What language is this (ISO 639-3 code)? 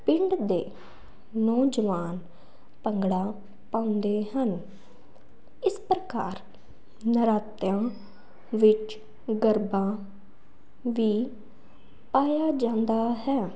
pan